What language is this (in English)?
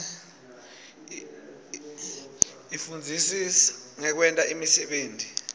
Swati